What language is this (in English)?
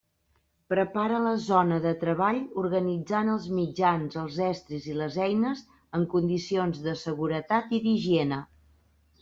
Catalan